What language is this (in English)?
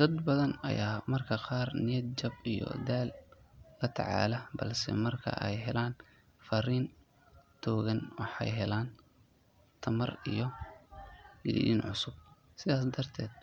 Somali